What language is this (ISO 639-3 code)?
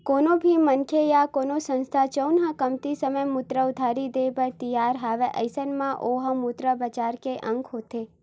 hne